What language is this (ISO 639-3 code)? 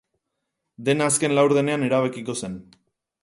eus